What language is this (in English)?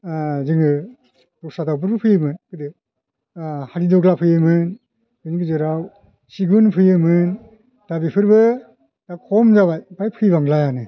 Bodo